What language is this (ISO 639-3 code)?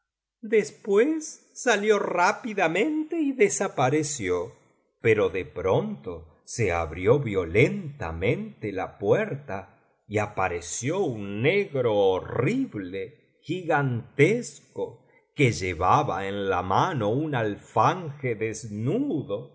spa